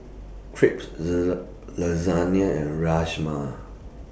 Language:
English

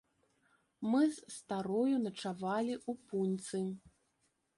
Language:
Belarusian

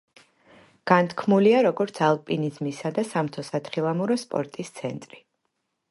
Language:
Georgian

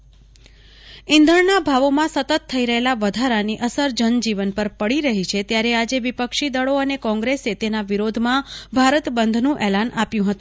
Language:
Gujarati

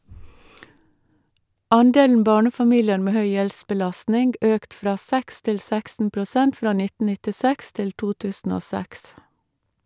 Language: Norwegian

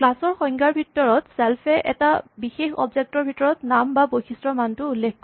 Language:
Assamese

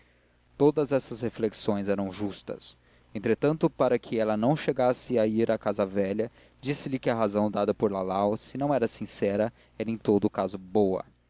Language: Portuguese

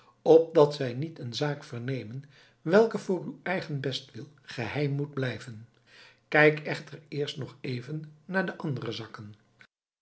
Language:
Dutch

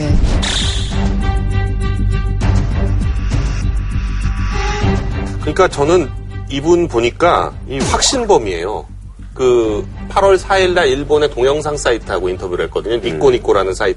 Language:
Korean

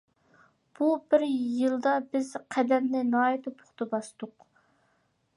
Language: Uyghur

